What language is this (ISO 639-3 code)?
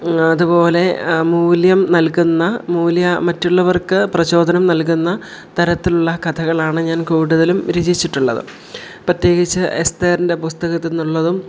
mal